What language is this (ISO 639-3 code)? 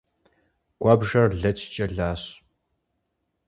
kbd